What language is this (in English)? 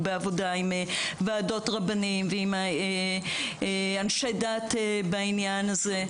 Hebrew